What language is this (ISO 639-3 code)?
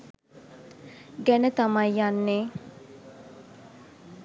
sin